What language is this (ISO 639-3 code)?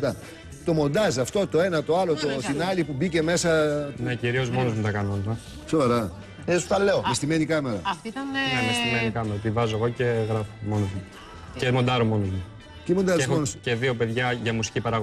ell